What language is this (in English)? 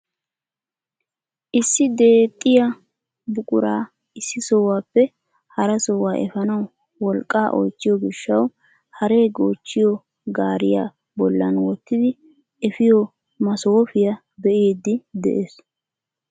Wolaytta